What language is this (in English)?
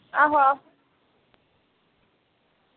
Dogri